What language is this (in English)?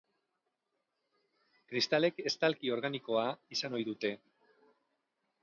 Basque